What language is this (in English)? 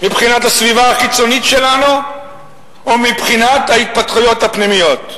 Hebrew